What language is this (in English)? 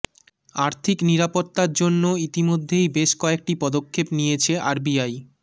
Bangla